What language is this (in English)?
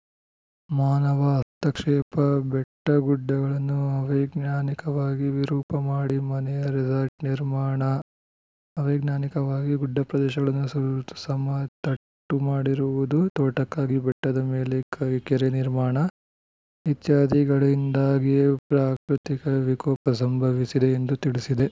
Kannada